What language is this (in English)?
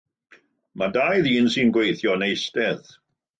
Welsh